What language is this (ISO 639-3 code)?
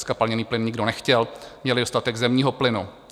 ces